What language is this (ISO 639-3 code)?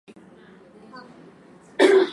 swa